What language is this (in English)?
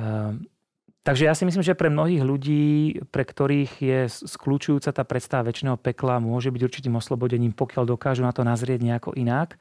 Czech